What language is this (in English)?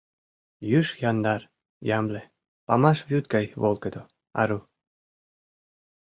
Mari